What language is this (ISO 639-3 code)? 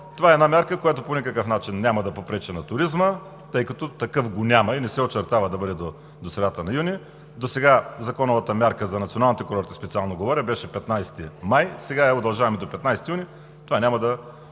bul